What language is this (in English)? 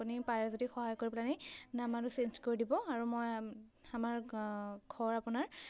Assamese